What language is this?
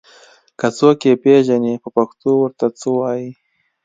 Pashto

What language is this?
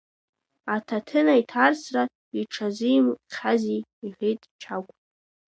Abkhazian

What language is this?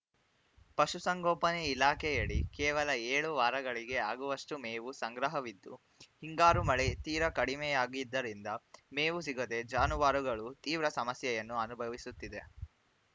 Kannada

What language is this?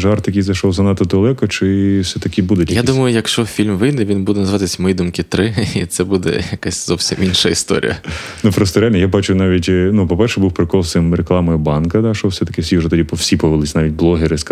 Ukrainian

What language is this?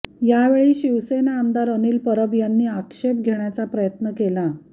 Marathi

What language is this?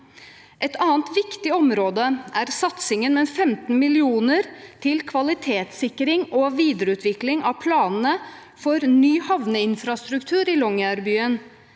Norwegian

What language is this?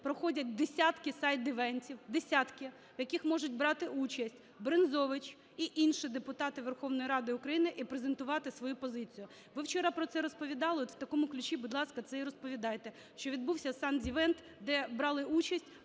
Ukrainian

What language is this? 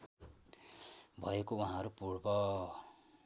Nepali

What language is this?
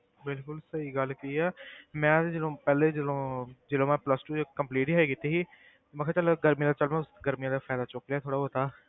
Punjabi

